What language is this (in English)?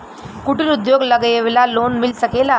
Bhojpuri